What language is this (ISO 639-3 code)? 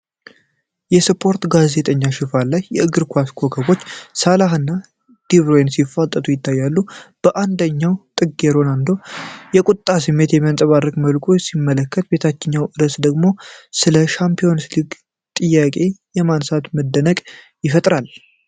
amh